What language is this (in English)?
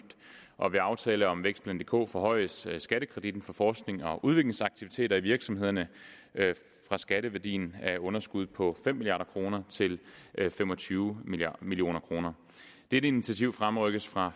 Danish